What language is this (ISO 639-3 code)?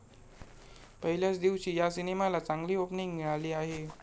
mar